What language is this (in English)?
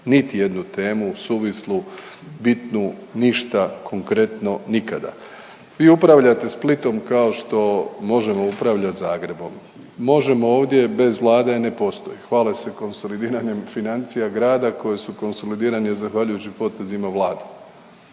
Croatian